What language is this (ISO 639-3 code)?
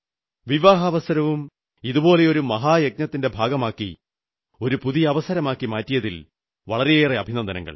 mal